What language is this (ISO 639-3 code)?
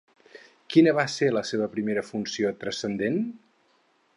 cat